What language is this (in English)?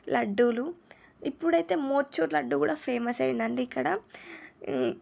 Telugu